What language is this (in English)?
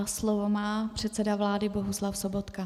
Czech